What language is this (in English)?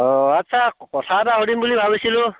Assamese